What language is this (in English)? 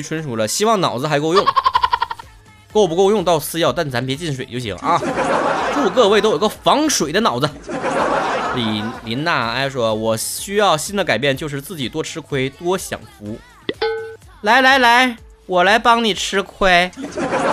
Chinese